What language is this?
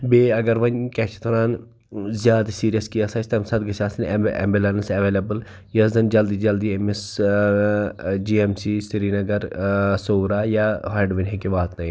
Kashmiri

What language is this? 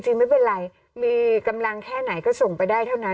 Thai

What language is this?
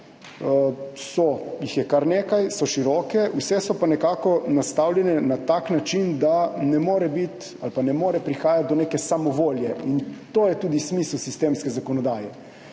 Slovenian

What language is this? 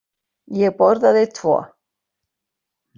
Icelandic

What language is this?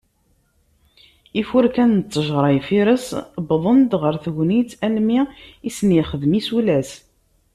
Kabyle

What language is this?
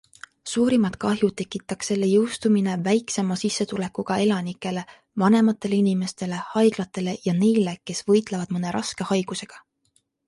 Estonian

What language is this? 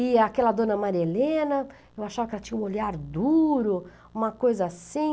Portuguese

